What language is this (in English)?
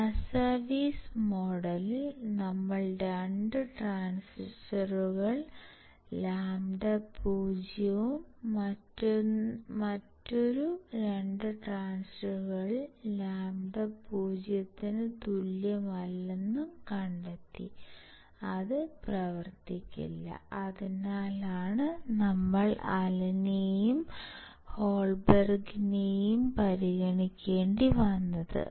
Malayalam